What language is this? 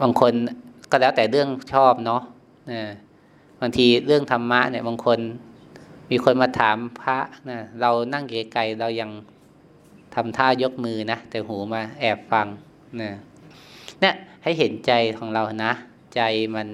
Thai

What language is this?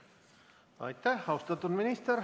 Estonian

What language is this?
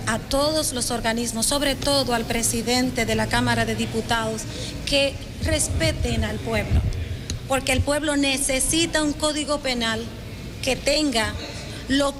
Spanish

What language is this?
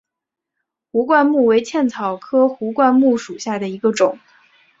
Chinese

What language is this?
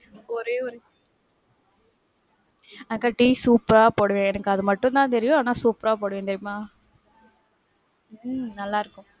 Tamil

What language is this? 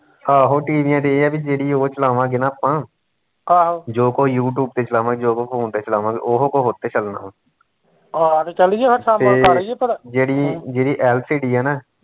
Punjabi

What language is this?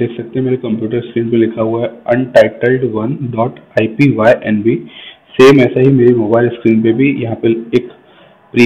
Hindi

